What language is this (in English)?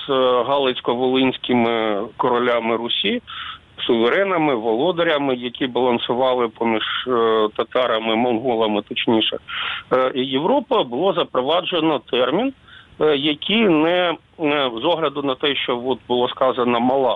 Ukrainian